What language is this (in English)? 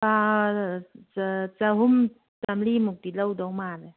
Manipuri